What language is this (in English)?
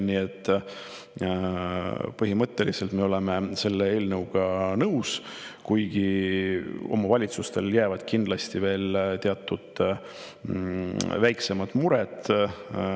Estonian